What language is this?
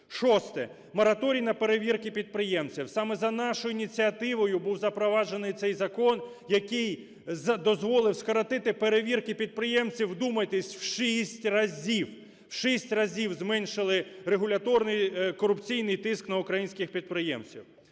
Ukrainian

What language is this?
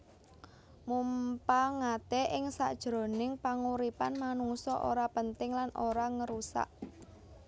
Javanese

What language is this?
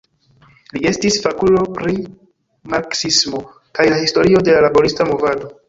Esperanto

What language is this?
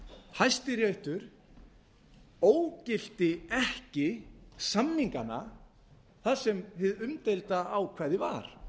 Icelandic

